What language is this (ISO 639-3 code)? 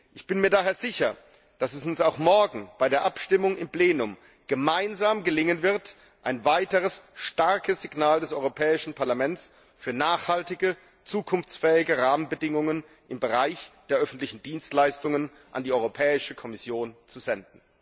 deu